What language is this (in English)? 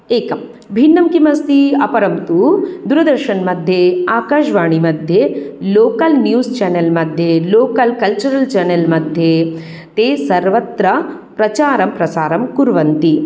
Sanskrit